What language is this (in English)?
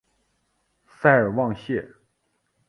Chinese